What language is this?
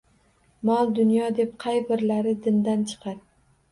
Uzbek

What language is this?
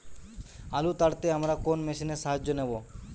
Bangla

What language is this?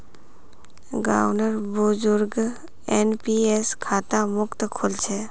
Magahi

